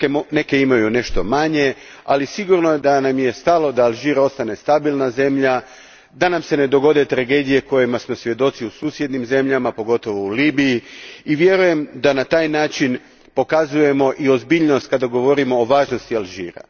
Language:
Croatian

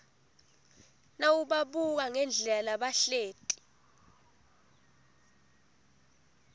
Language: Swati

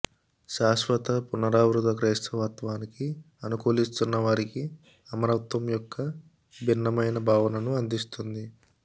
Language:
Telugu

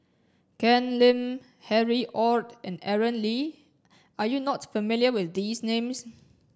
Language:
English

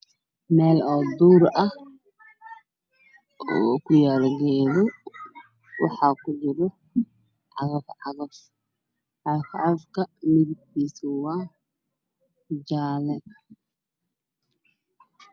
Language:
Somali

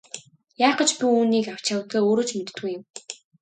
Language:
Mongolian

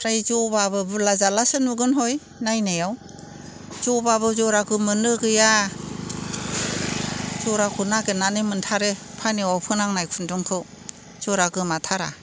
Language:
Bodo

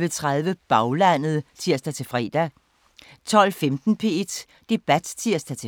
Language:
Danish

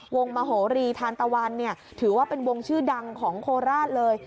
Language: Thai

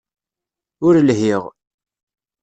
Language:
Kabyle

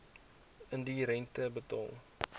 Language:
Afrikaans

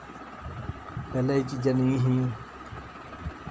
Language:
Dogri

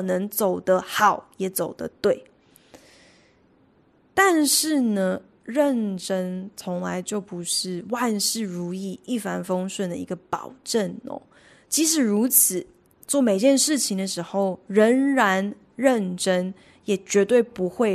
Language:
Chinese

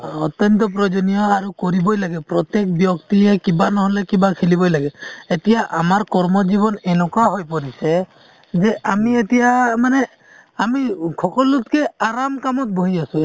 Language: Assamese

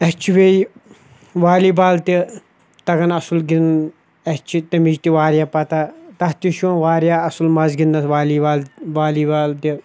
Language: Kashmiri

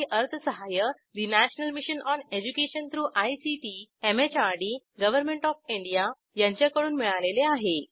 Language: Marathi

